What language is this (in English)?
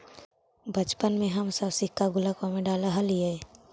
Magahi